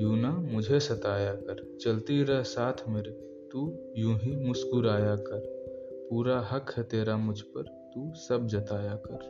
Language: Hindi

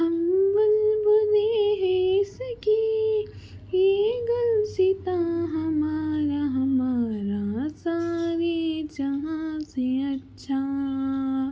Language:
Urdu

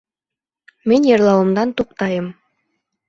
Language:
Bashkir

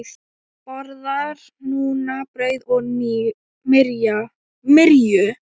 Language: Icelandic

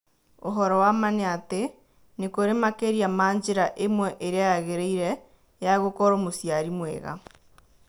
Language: Kikuyu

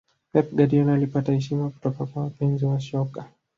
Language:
Swahili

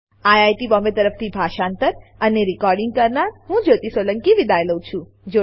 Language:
Gujarati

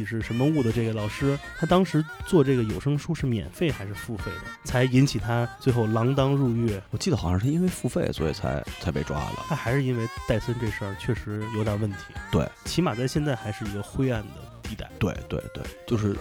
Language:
Chinese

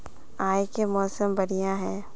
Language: Magahi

